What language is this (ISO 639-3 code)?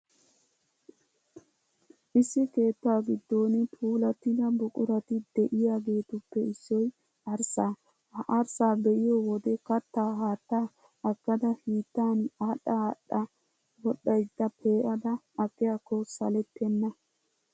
wal